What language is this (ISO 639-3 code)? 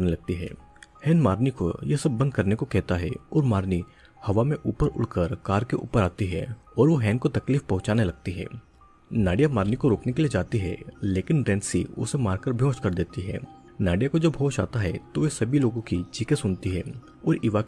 hin